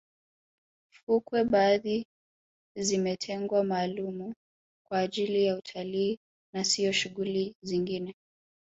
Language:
Swahili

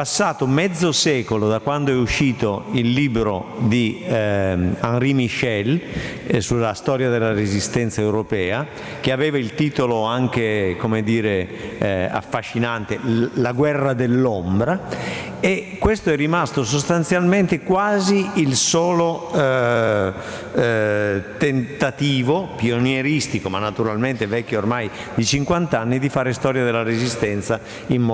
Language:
Italian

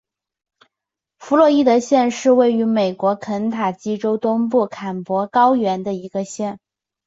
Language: Chinese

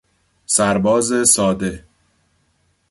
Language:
Persian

